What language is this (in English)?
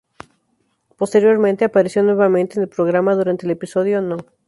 Spanish